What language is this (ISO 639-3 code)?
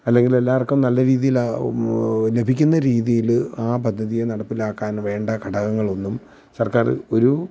mal